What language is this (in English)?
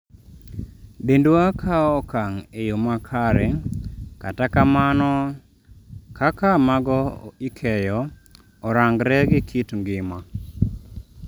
Luo (Kenya and Tanzania)